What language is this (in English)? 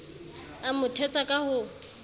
Southern Sotho